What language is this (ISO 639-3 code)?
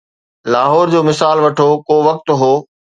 snd